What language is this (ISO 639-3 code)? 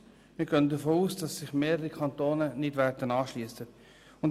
gsw